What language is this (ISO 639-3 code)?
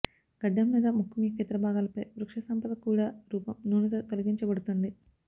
tel